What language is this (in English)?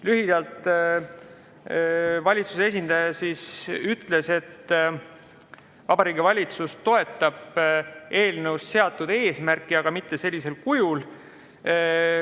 Estonian